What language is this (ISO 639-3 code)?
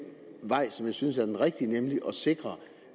dan